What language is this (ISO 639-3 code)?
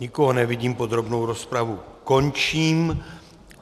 ces